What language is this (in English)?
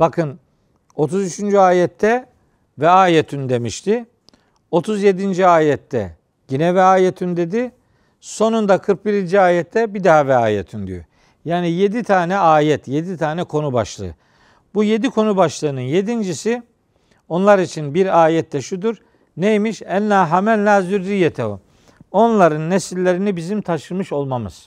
Turkish